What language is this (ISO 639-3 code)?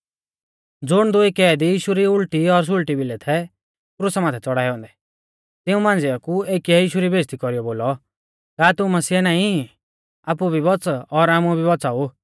bfz